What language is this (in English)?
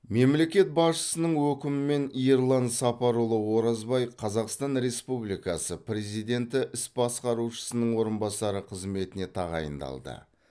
Kazakh